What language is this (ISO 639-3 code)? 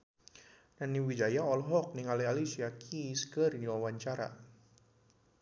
sun